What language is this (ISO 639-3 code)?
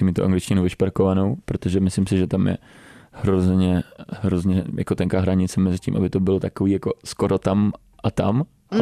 ces